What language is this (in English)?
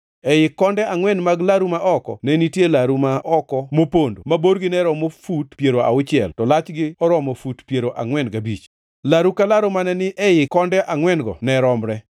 Luo (Kenya and Tanzania)